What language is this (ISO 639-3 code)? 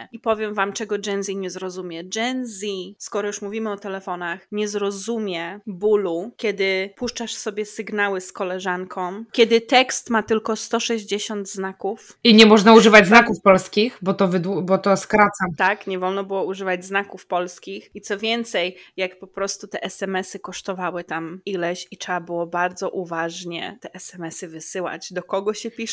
pol